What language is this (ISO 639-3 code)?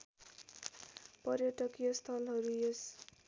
nep